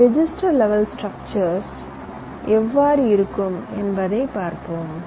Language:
Tamil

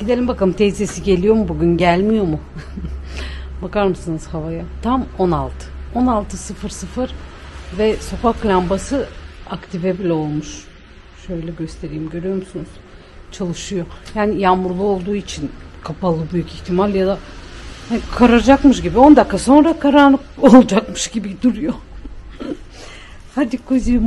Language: Turkish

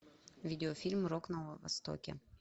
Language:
Russian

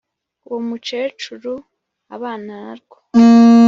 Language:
Kinyarwanda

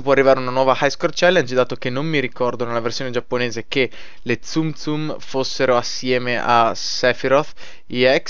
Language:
Italian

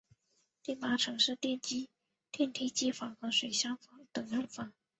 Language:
Chinese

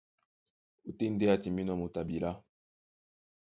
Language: Duala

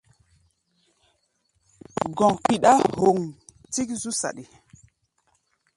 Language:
Gbaya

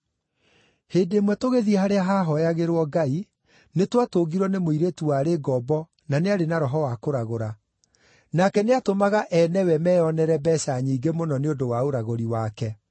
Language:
Kikuyu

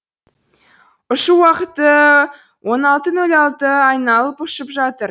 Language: Kazakh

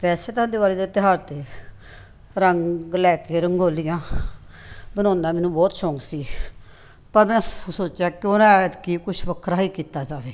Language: Punjabi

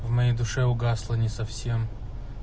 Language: Russian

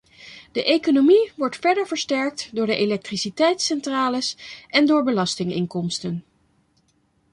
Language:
Dutch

